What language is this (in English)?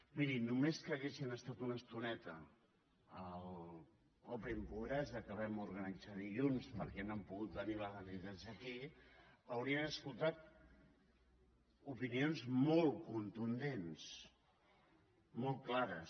Catalan